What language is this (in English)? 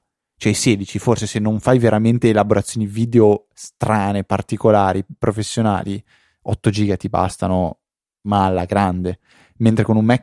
Italian